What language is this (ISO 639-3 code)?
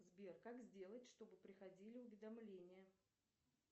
rus